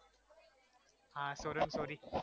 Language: Gujarati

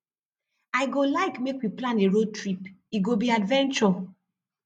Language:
Nigerian Pidgin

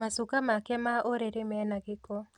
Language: Kikuyu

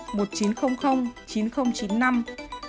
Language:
Vietnamese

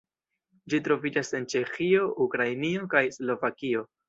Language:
Esperanto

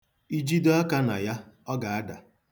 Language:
Igbo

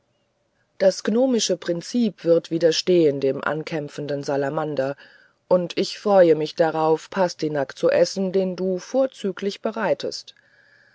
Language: German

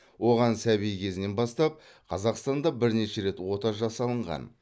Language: Kazakh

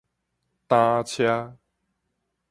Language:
Min Nan Chinese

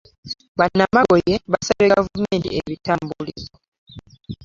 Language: Ganda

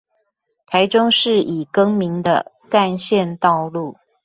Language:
Chinese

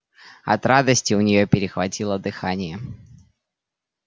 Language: Russian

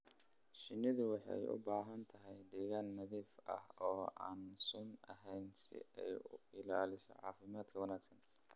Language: Somali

